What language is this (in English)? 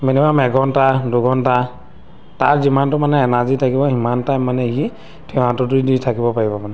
Assamese